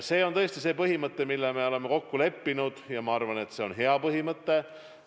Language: Estonian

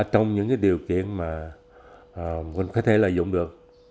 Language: Vietnamese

